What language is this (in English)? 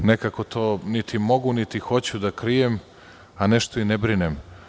Serbian